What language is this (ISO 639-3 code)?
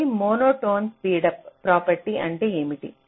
tel